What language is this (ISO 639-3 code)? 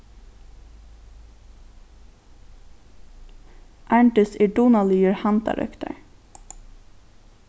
fao